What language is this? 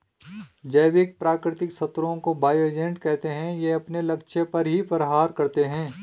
Hindi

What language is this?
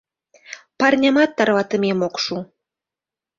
Mari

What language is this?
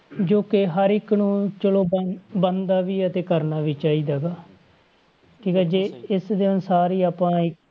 Punjabi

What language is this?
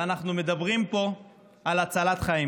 Hebrew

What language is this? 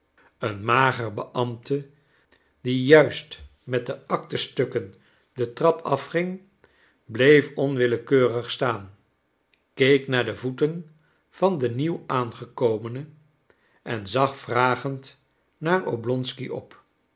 Dutch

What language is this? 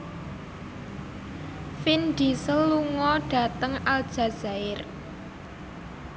Javanese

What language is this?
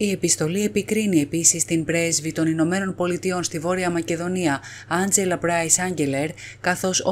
Greek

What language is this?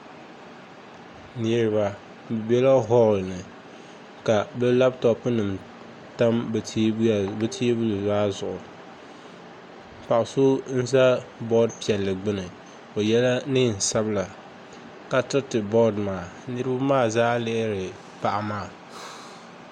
Dagbani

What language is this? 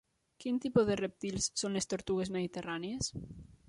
Catalan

